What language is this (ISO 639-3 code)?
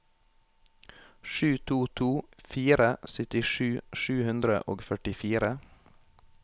nor